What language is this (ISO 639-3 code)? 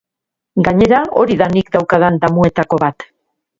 eus